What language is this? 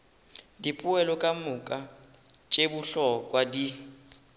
Northern Sotho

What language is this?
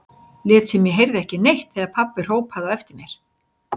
Icelandic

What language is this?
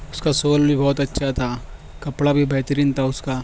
Urdu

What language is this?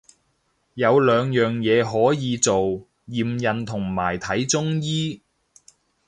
Cantonese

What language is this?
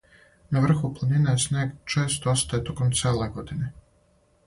Serbian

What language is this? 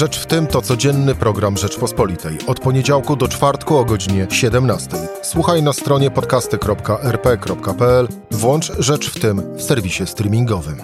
Polish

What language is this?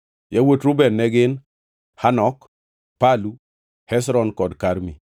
Luo (Kenya and Tanzania)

